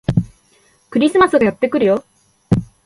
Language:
Japanese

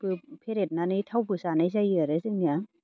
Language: Bodo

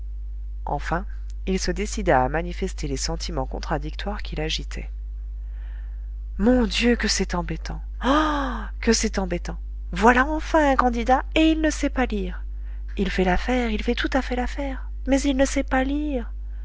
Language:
French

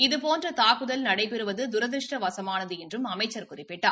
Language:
Tamil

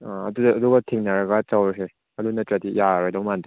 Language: Manipuri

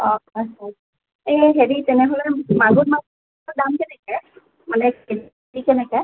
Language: Assamese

